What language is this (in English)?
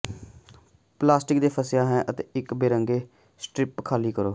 Punjabi